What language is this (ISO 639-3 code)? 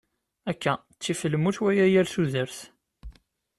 kab